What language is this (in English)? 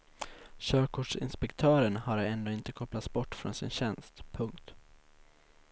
Swedish